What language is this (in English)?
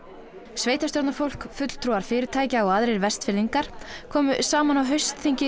Icelandic